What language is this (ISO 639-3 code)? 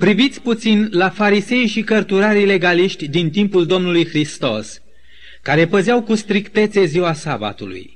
ron